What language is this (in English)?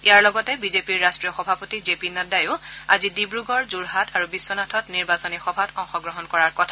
Assamese